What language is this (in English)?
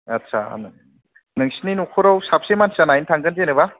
Bodo